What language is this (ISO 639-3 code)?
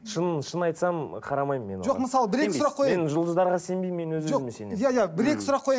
kaz